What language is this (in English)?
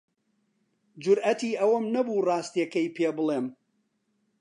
Central Kurdish